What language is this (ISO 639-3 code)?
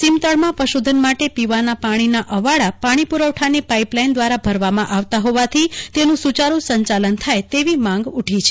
guj